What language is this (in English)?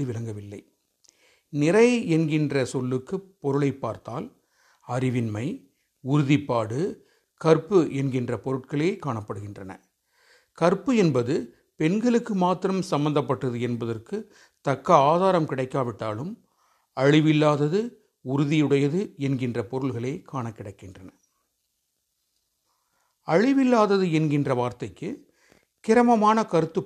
Tamil